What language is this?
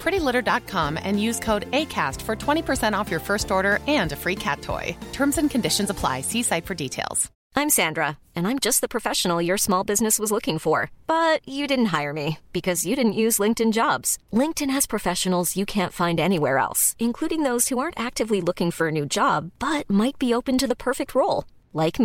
Swedish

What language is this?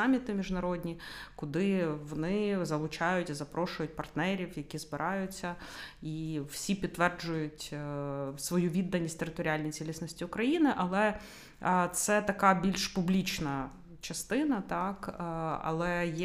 Ukrainian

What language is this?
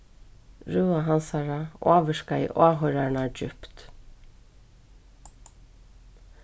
Faroese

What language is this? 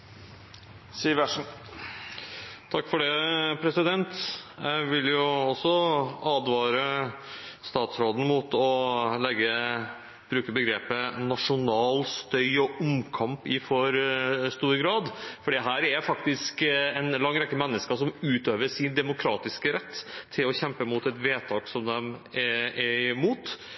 Norwegian Bokmål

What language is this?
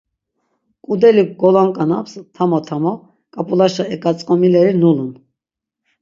Laz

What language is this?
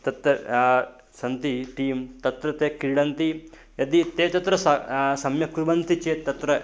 Sanskrit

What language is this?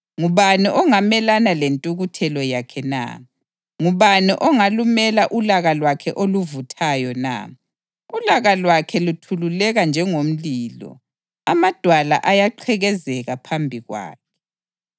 North Ndebele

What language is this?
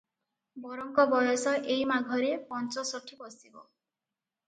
Odia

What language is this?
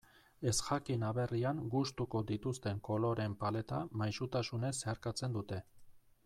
Basque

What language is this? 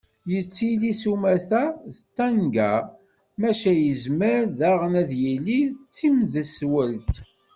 Kabyle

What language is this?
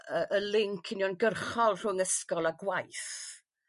Welsh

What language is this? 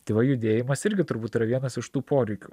Lithuanian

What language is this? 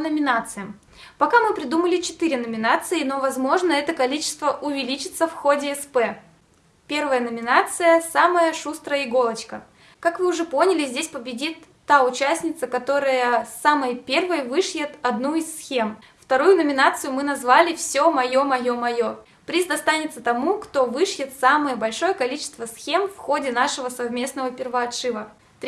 Russian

